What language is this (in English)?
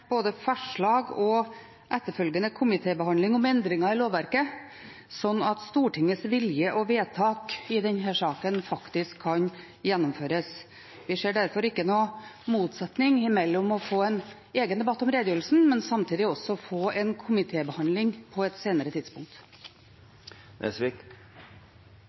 Norwegian Bokmål